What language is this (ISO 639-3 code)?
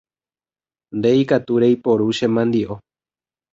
grn